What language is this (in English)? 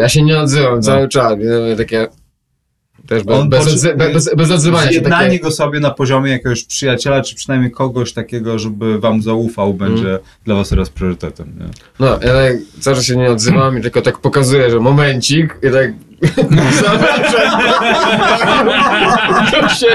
Polish